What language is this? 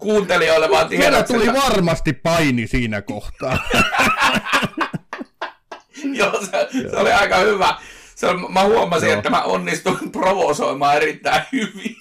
Finnish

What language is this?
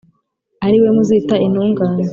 Kinyarwanda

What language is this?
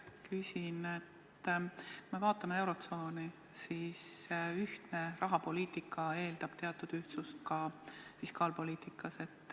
Estonian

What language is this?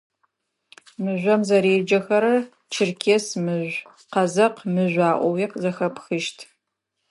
Adyghe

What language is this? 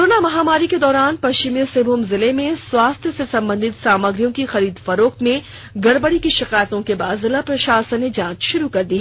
Hindi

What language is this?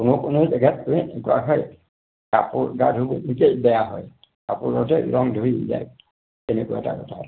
Assamese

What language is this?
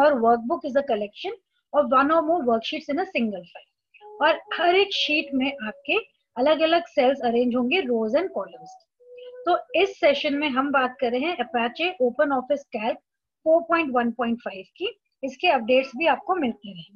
Hindi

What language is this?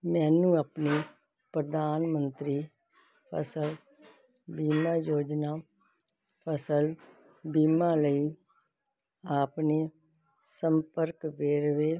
Punjabi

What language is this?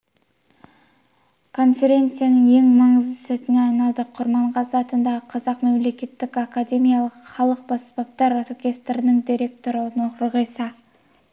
Kazakh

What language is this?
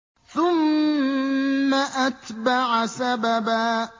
Arabic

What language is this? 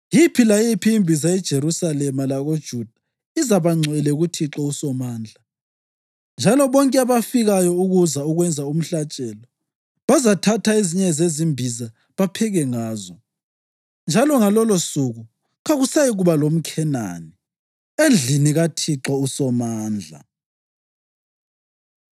North Ndebele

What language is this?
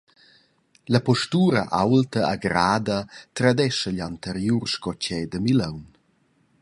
Romansh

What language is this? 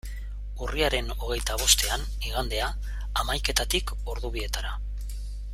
Basque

